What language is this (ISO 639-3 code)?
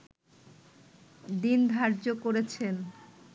ben